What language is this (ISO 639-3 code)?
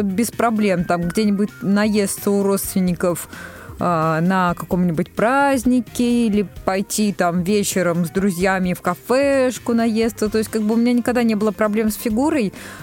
rus